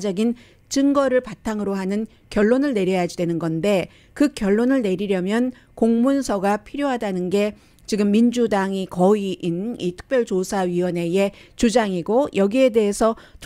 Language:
Korean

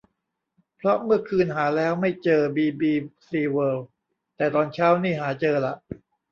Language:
Thai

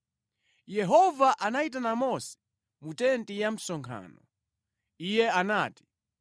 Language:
Nyanja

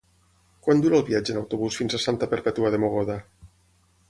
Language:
Catalan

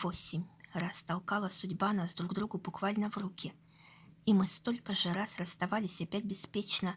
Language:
Russian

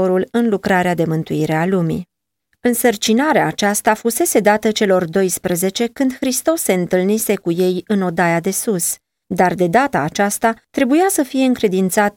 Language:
Romanian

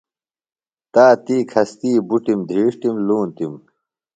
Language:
Phalura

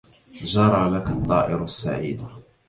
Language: Arabic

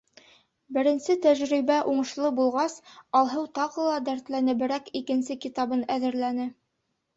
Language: Bashkir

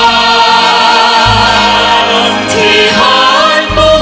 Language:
Thai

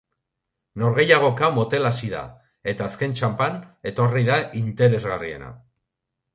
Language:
Basque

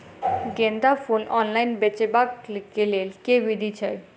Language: Maithili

